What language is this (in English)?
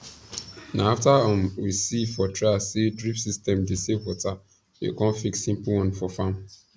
Nigerian Pidgin